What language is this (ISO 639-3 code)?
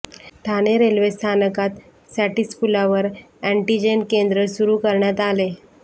mar